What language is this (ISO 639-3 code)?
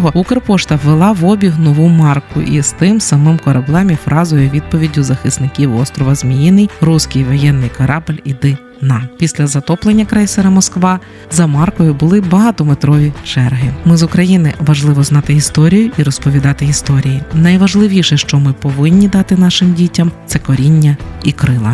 ukr